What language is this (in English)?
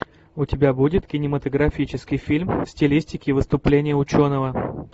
Russian